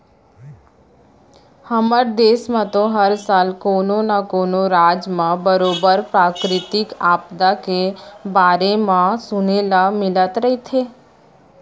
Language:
Chhattisgarhi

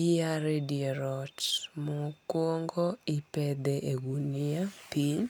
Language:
Luo (Kenya and Tanzania)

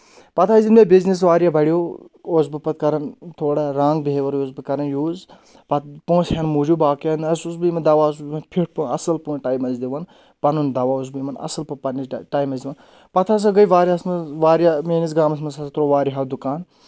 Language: Kashmiri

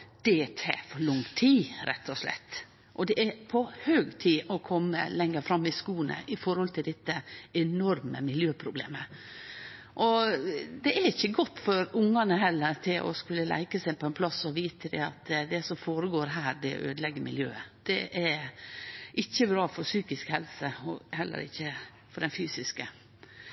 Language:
Norwegian Nynorsk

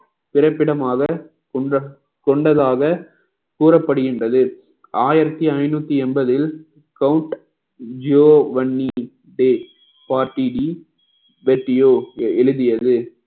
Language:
Tamil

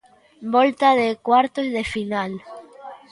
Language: Galician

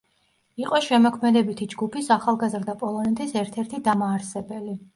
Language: Georgian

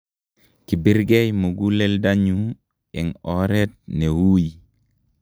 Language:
Kalenjin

